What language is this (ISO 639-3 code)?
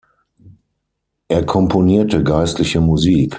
deu